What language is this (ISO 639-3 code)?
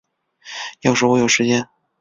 zho